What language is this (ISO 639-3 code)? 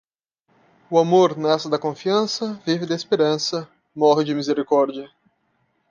por